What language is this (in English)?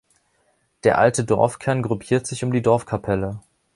German